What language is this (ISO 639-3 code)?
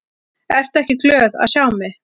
isl